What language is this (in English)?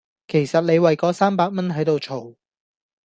Cantonese